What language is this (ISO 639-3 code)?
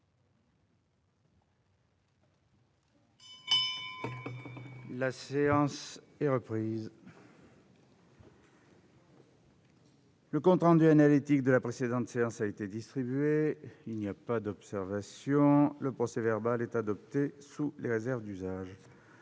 fra